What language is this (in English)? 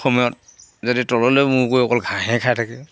Assamese